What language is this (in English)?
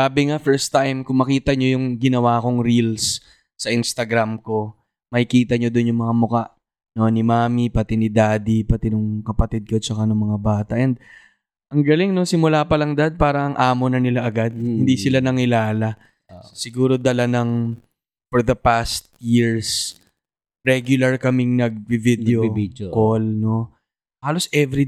Filipino